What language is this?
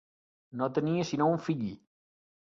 Catalan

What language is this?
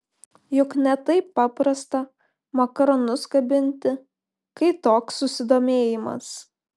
Lithuanian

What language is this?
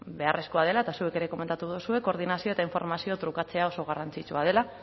Basque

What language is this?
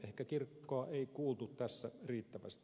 Finnish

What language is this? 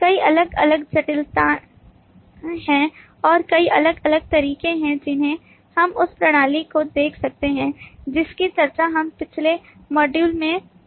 Hindi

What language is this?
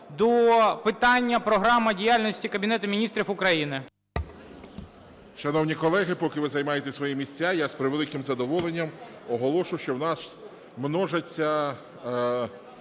Ukrainian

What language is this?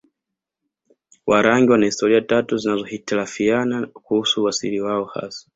Swahili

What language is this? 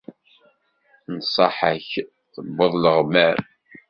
Kabyle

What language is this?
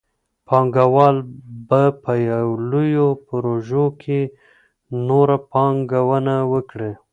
Pashto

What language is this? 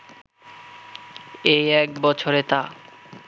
Bangla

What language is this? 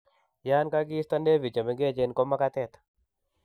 Kalenjin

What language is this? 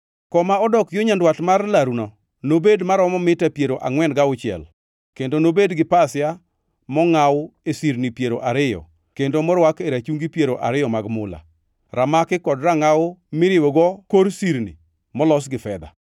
Luo (Kenya and Tanzania)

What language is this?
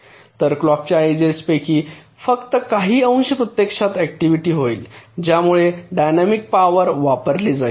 Marathi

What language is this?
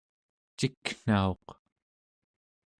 Central Yupik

